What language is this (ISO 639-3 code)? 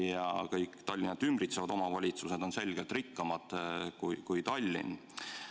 est